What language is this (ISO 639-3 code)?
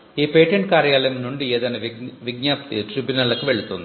tel